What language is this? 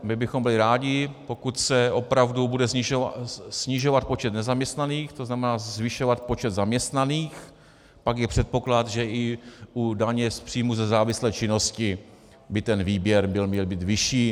Czech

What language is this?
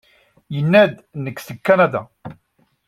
Kabyle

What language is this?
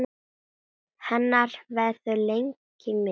Icelandic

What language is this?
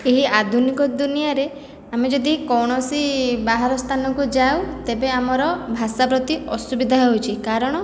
Odia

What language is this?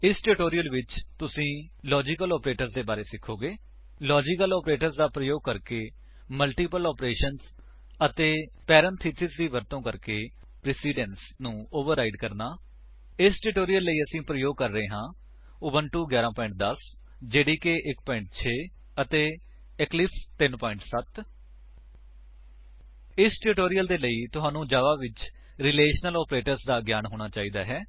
Punjabi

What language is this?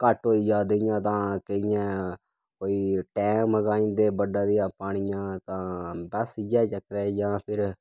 Dogri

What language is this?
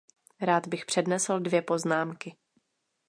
Czech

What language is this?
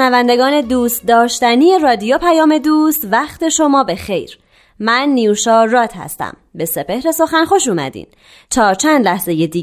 Persian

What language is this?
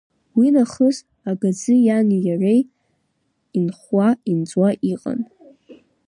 Abkhazian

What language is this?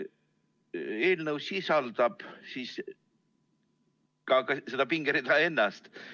Estonian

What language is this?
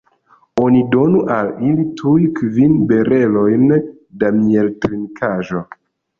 Esperanto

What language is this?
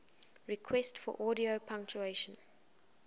English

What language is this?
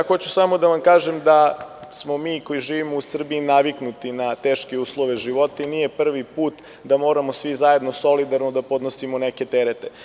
Serbian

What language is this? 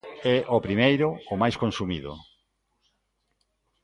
Galician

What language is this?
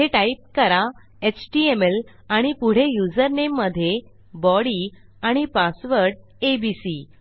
Marathi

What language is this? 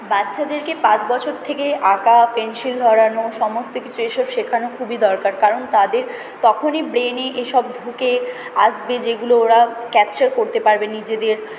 Bangla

